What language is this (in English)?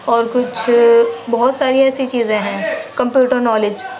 Urdu